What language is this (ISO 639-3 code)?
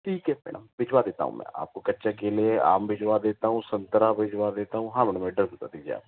hin